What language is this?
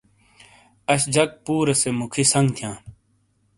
Shina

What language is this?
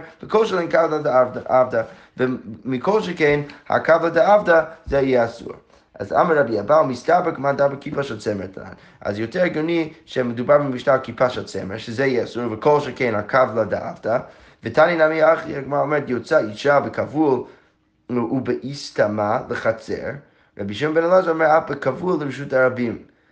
Hebrew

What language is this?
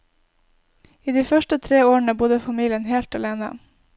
Norwegian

